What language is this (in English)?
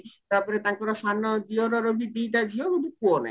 Odia